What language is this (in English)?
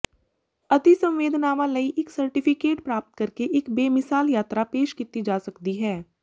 Punjabi